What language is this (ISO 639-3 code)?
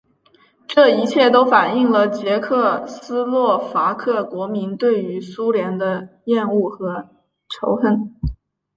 zho